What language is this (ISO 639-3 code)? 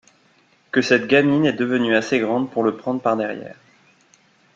fra